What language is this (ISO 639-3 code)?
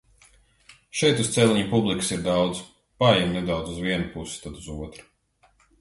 lav